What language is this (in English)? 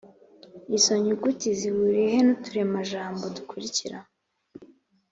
Kinyarwanda